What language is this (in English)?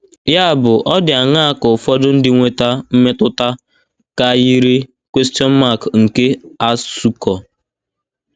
Igbo